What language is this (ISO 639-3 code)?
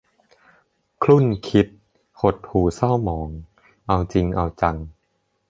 tha